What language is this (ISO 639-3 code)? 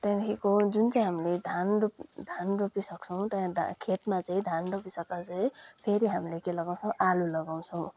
nep